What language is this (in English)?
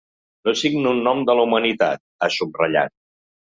Catalan